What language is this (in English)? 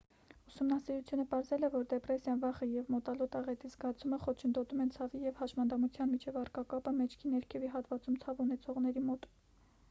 Armenian